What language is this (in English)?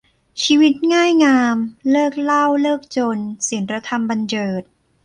Thai